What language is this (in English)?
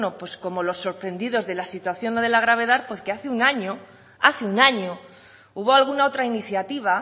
Spanish